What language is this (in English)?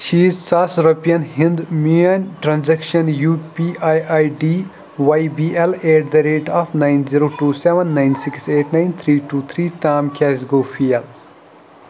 Kashmiri